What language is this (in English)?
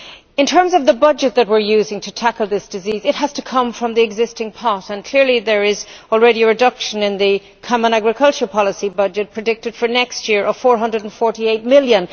English